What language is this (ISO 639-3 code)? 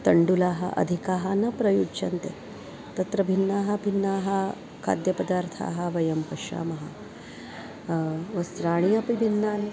san